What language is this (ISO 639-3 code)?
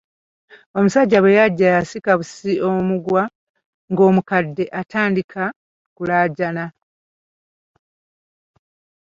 lug